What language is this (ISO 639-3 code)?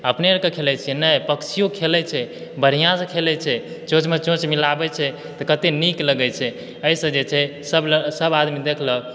mai